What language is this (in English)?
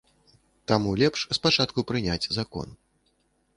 Belarusian